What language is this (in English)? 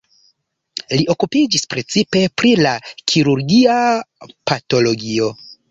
Esperanto